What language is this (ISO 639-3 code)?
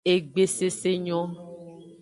ajg